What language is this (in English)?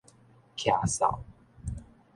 Min Nan Chinese